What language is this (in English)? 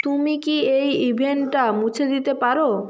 Bangla